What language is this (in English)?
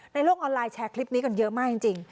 Thai